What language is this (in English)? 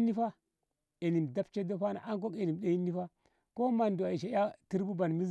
Ngamo